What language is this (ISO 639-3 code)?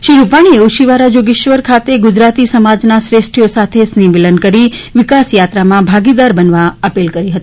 guj